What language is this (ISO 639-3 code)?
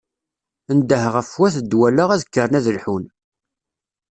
kab